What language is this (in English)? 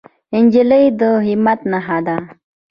Pashto